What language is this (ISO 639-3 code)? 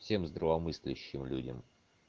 rus